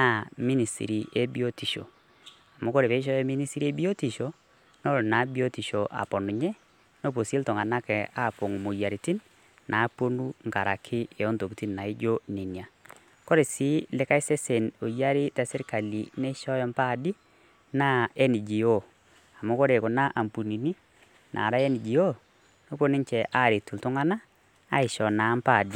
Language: Masai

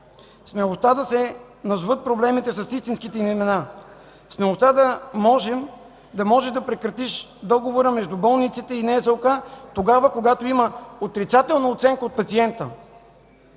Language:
Bulgarian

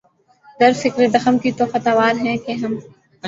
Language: Urdu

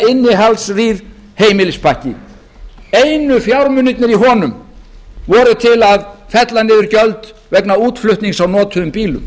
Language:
Icelandic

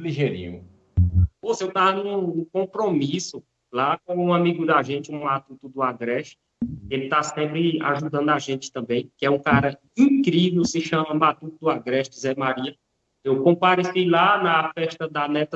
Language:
Portuguese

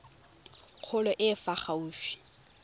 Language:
Tswana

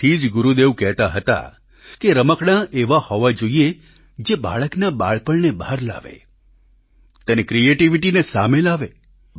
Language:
Gujarati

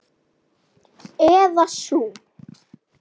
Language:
Icelandic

